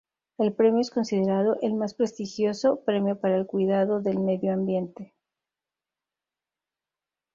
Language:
Spanish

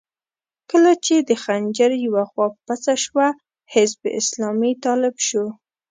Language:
Pashto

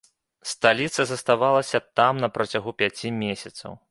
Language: Belarusian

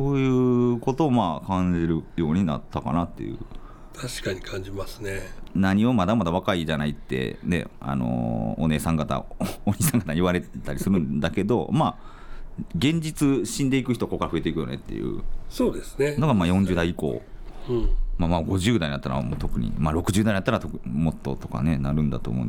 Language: Japanese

